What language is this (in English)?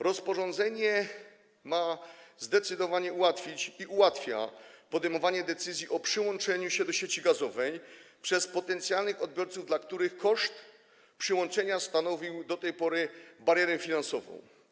Polish